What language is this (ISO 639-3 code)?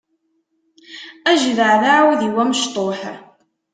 kab